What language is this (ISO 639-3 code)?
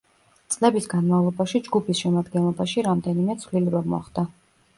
kat